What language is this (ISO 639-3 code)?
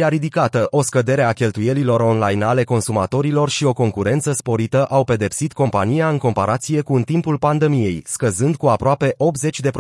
ron